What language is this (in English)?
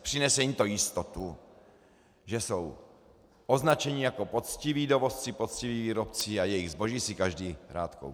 Czech